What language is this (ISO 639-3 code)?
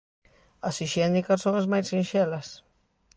glg